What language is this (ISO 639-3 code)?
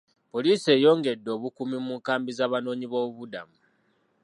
lug